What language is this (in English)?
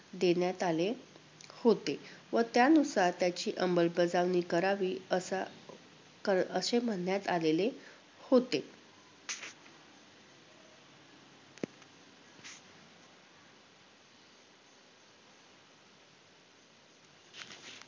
Marathi